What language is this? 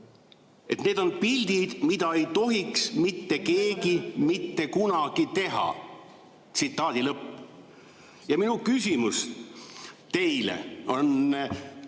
Estonian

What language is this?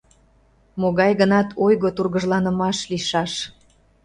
Mari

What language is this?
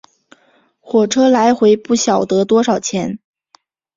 Chinese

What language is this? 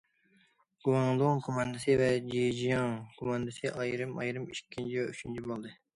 Uyghur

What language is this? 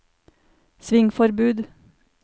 Norwegian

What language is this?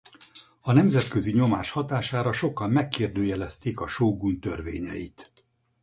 Hungarian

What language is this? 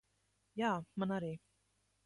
Latvian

